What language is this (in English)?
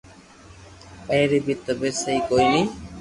Loarki